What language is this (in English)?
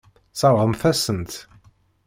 Kabyle